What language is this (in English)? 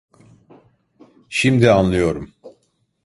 Turkish